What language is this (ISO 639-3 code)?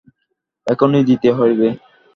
ben